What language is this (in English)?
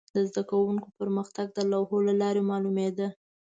Pashto